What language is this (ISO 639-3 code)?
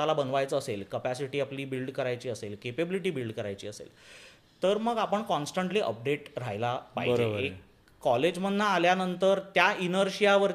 mar